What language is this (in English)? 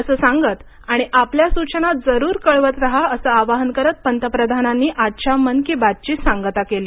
Marathi